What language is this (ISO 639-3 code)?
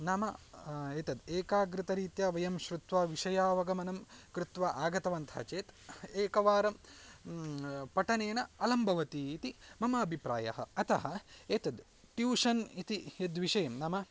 san